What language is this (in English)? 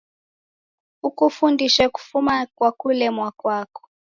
Taita